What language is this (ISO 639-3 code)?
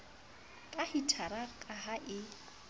sot